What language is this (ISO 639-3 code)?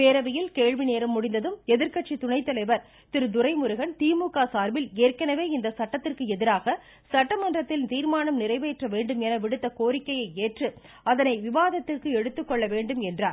tam